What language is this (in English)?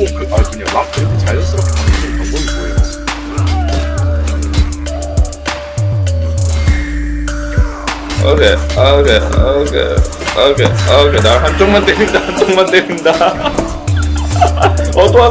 Korean